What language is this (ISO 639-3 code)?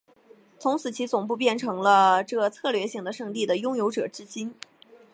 zho